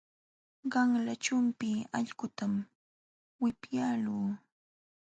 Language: Jauja Wanca Quechua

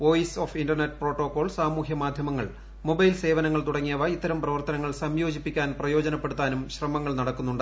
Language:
Malayalam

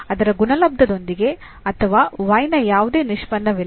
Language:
Kannada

